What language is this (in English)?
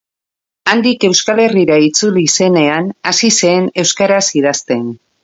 Basque